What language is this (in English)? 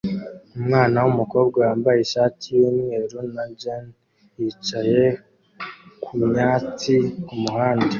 Kinyarwanda